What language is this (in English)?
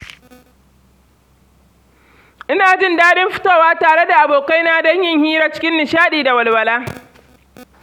Hausa